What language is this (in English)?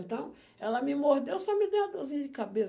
Portuguese